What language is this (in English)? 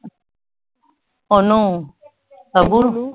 Punjabi